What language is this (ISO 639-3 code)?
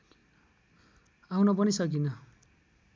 nep